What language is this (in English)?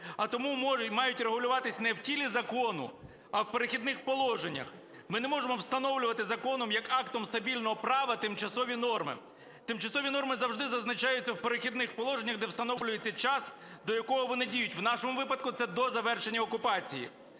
Ukrainian